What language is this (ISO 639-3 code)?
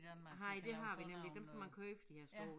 dan